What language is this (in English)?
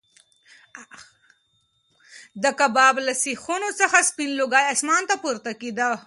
Pashto